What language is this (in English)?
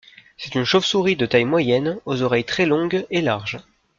French